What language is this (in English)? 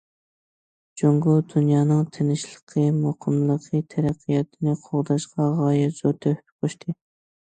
Uyghur